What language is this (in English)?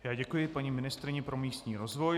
Czech